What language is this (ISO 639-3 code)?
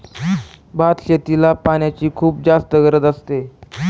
mar